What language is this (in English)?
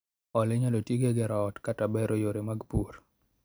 Luo (Kenya and Tanzania)